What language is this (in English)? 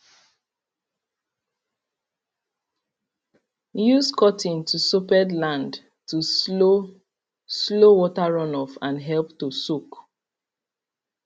Nigerian Pidgin